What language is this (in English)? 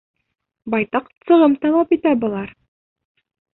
Bashkir